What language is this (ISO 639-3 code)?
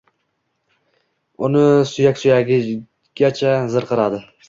uzb